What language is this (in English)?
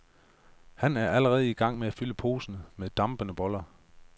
Danish